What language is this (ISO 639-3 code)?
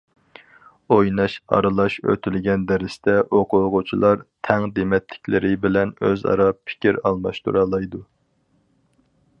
uig